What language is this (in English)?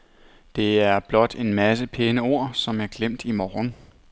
Danish